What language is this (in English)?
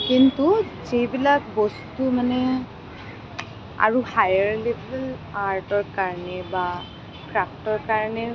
Assamese